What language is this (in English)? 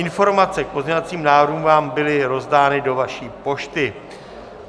Czech